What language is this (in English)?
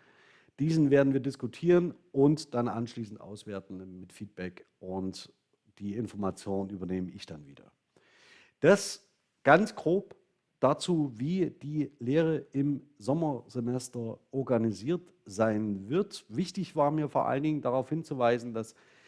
German